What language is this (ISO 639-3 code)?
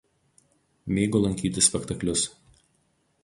lit